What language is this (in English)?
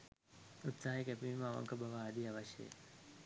Sinhala